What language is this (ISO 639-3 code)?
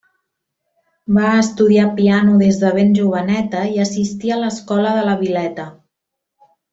cat